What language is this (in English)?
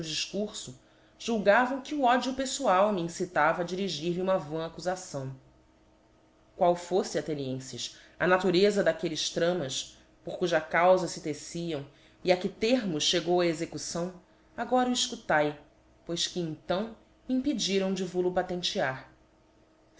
Portuguese